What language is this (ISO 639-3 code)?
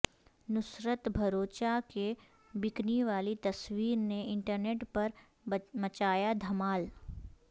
urd